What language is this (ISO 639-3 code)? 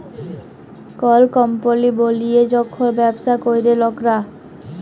ben